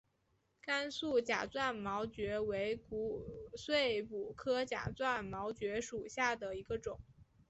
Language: Chinese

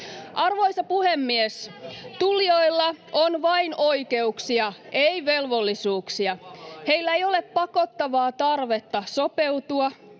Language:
Finnish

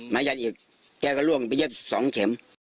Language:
Thai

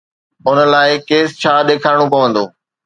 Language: Sindhi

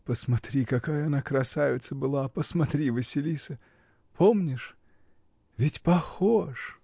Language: Russian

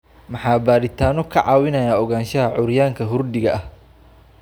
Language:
Somali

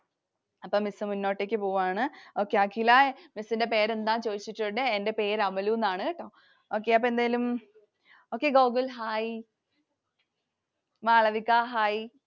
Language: Malayalam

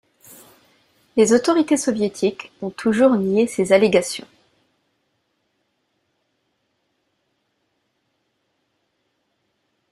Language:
French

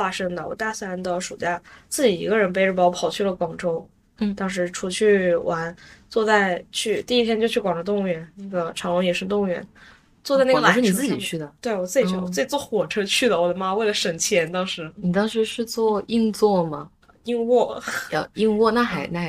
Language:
Chinese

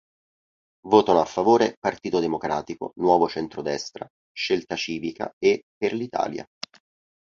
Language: Italian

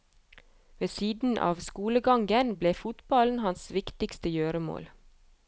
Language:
Norwegian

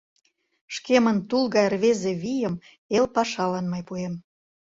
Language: Mari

